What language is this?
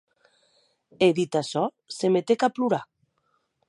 Occitan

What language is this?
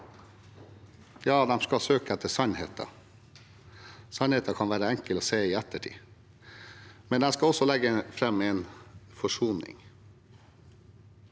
Norwegian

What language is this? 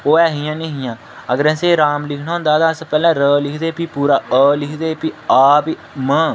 Dogri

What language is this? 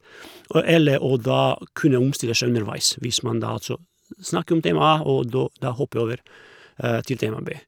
Norwegian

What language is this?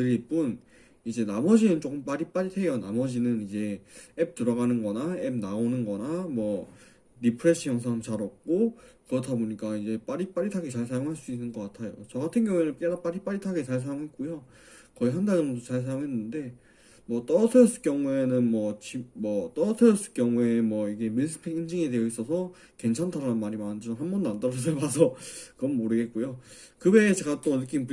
Korean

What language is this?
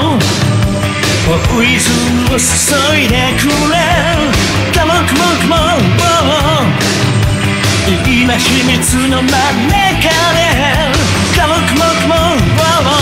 Japanese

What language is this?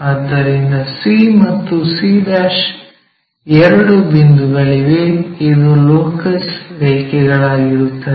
Kannada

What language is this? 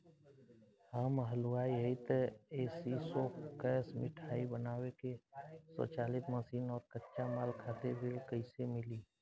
Bhojpuri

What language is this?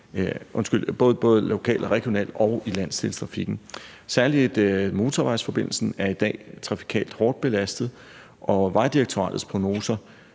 Danish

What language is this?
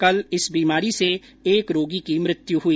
Hindi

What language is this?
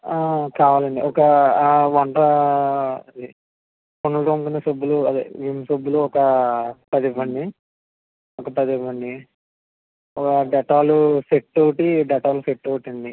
Telugu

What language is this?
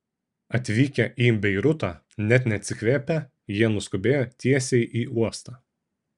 Lithuanian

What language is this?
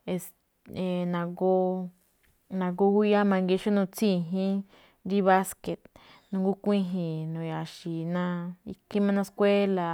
Malinaltepec Me'phaa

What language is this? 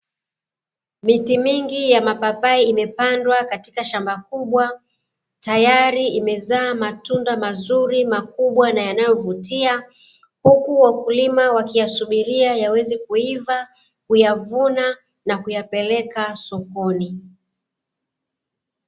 Swahili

